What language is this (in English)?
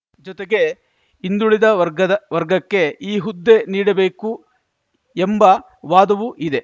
Kannada